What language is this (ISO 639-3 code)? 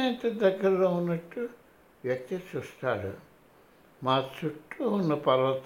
tel